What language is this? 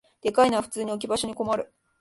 Japanese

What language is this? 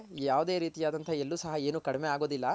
Kannada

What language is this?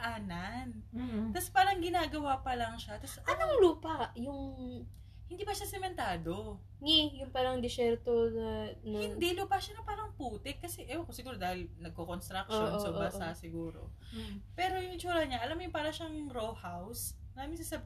Filipino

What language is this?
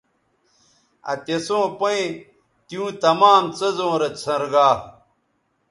Bateri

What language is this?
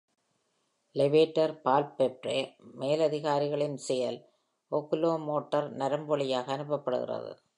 Tamil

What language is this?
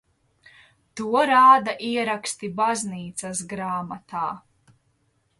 Latvian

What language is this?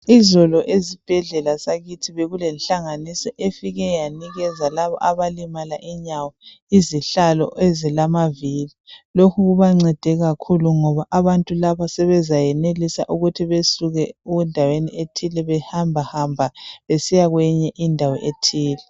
North Ndebele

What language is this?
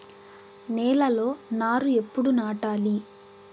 Telugu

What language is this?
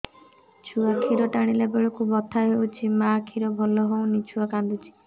Odia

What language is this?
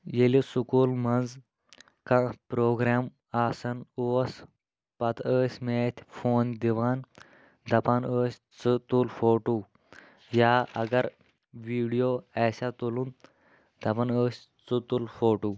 Kashmiri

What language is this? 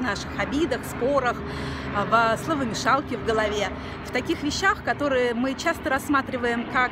Russian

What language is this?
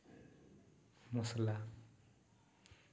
Santali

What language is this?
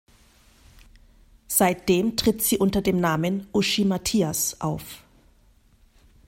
German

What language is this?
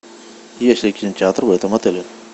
Russian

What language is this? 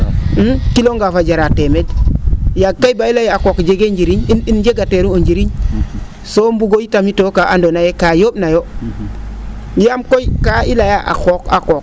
Serer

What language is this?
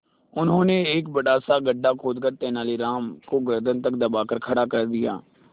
Hindi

